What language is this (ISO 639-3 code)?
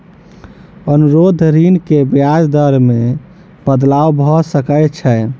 mai